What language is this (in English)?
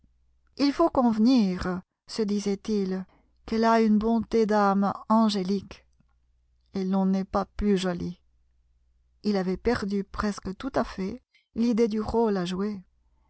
French